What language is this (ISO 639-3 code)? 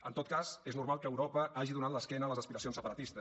cat